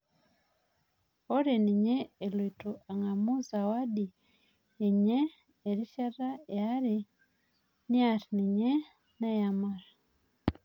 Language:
Masai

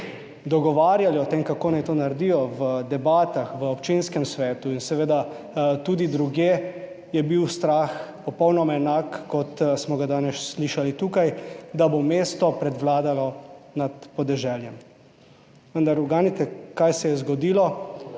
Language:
Slovenian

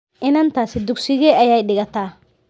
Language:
Somali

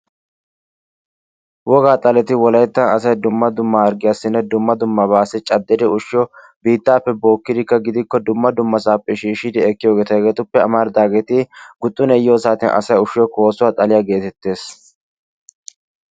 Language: Wolaytta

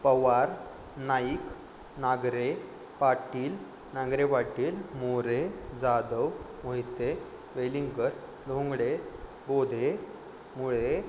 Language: Marathi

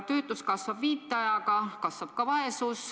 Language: Estonian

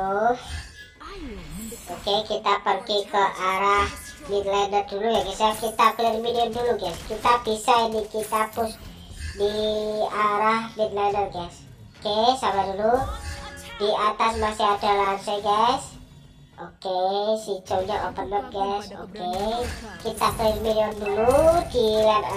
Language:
Indonesian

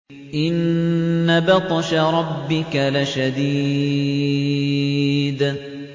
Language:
Arabic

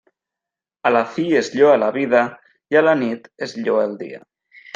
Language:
Catalan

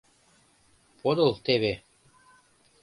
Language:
Mari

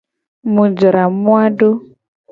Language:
Gen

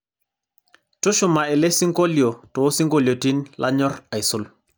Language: Masai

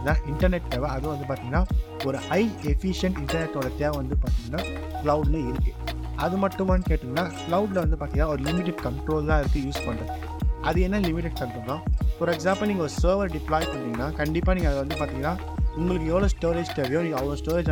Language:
Tamil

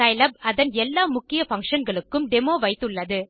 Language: Tamil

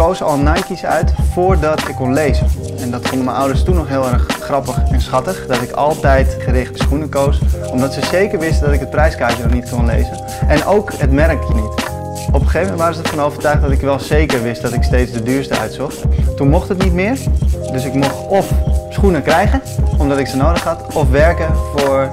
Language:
Dutch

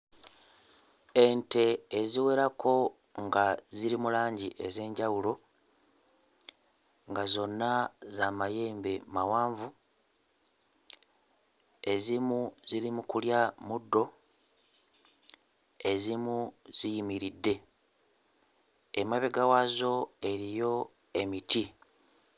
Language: Ganda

